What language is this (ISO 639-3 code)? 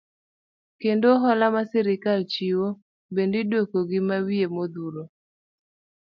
luo